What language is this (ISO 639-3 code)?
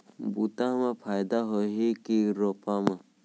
hne